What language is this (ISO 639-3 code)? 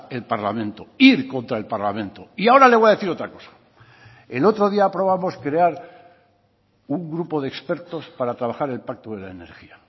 spa